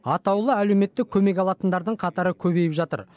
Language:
Kazakh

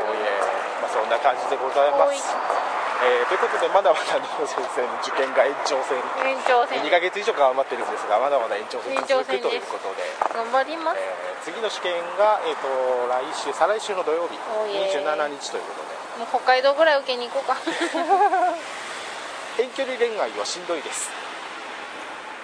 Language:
Japanese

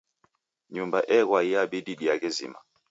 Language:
Taita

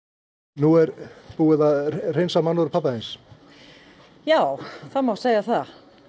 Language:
Icelandic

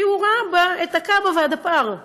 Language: Hebrew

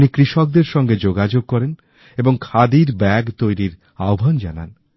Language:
Bangla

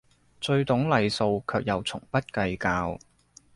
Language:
Cantonese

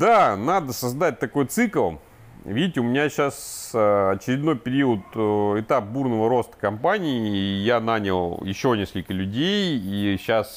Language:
Russian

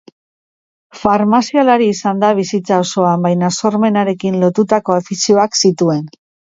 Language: Basque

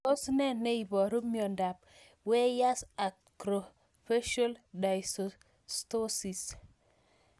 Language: Kalenjin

